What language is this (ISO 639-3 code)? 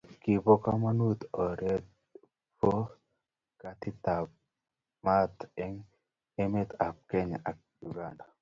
kln